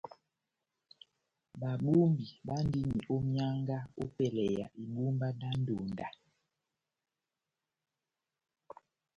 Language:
Batanga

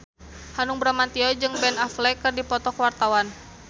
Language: Sundanese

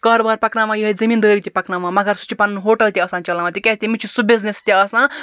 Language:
Kashmiri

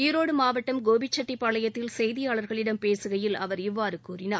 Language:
Tamil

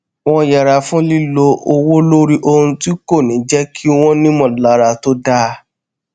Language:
Yoruba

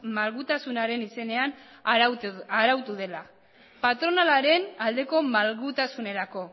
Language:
Basque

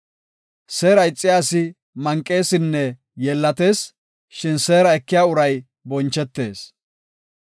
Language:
Gofa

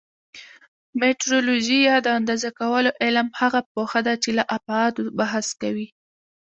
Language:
Pashto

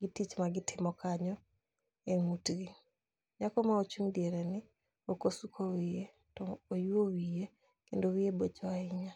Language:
Luo (Kenya and Tanzania)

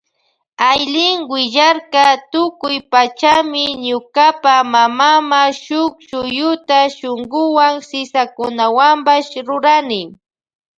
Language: Loja Highland Quichua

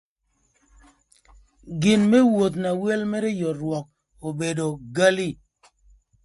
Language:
Thur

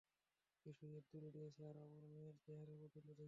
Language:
Bangla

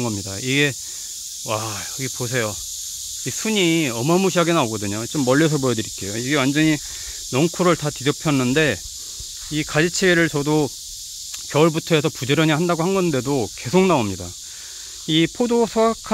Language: Korean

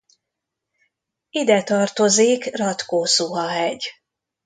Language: Hungarian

